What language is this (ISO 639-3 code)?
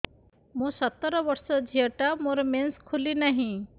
ori